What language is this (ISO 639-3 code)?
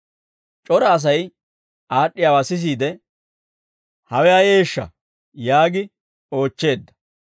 dwr